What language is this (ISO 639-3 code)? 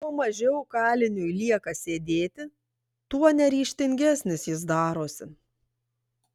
lit